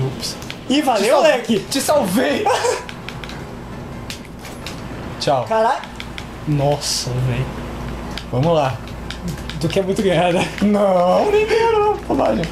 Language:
Portuguese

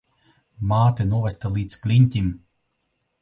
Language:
Latvian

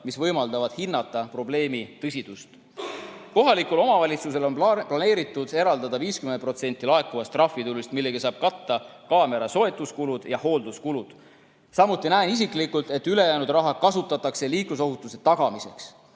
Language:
Estonian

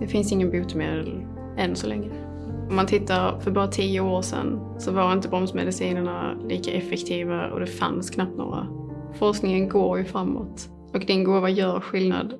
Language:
Swedish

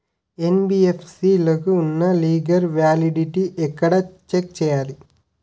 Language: Telugu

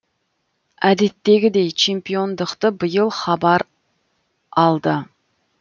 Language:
Kazakh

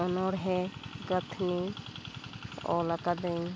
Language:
Santali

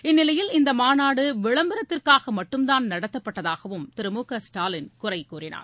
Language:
Tamil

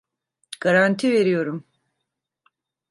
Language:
Turkish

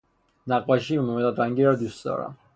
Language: Persian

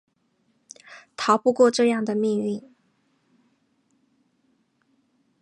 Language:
Chinese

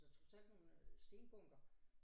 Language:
Danish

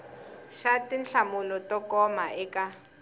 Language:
Tsonga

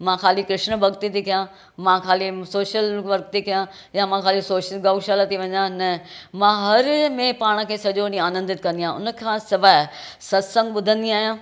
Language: Sindhi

